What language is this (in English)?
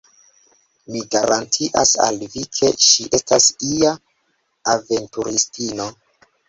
Esperanto